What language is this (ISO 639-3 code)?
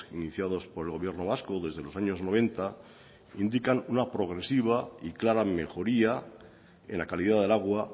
spa